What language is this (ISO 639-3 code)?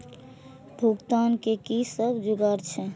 mai